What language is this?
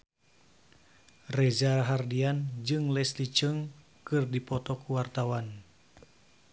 Sundanese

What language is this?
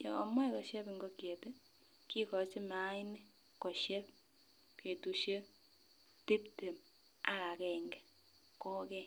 Kalenjin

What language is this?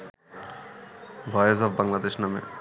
Bangla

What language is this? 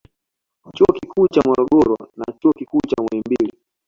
Swahili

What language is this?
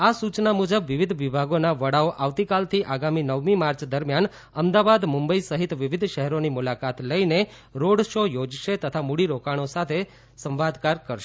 Gujarati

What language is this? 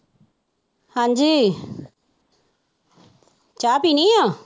Punjabi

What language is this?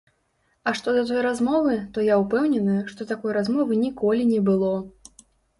Belarusian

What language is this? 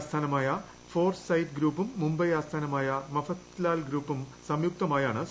Malayalam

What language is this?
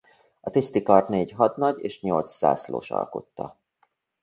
Hungarian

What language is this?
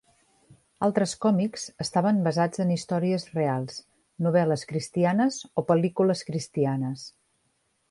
Catalan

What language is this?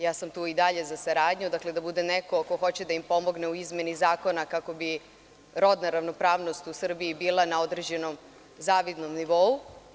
Serbian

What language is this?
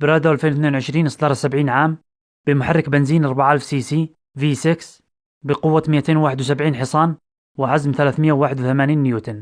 Arabic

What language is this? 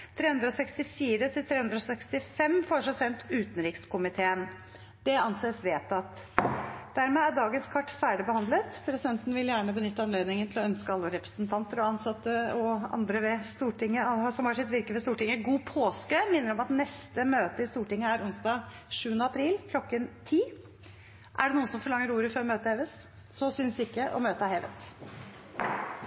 Norwegian Nynorsk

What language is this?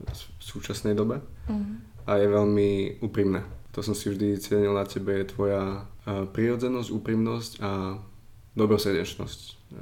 Slovak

